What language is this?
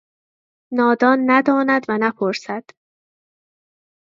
Persian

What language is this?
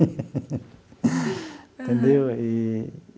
Portuguese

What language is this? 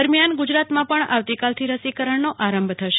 Gujarati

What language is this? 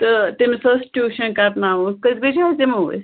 Kashmiri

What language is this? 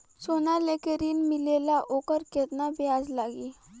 Bhojpuri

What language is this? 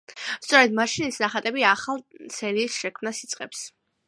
Georgian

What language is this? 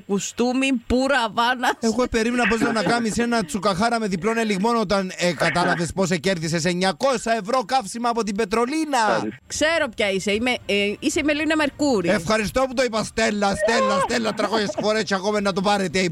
Greek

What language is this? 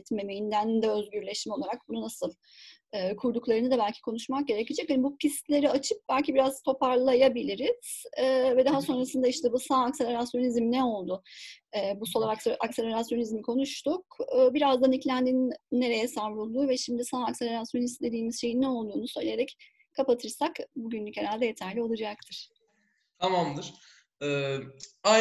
Turkish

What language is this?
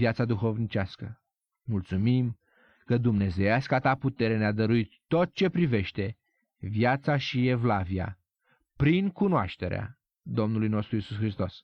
Romanian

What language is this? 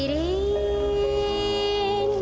English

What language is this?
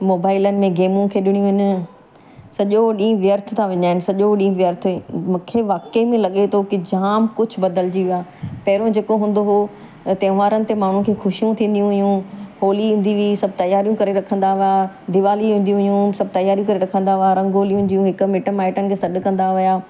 Sindhi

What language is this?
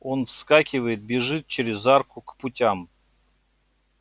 Russian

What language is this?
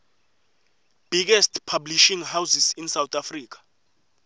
Swati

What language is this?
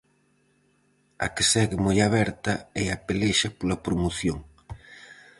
Galician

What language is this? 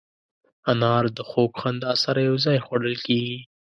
Pashto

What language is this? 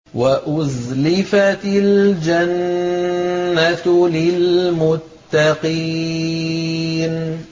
Arabic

